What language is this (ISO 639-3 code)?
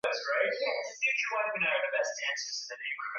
swa